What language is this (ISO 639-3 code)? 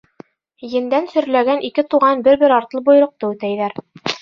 bak